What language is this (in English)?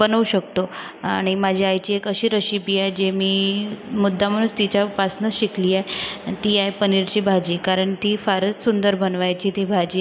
Marathi